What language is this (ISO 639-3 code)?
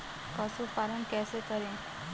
hin